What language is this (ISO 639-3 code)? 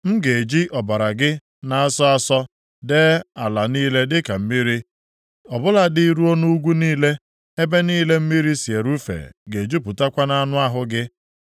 ibo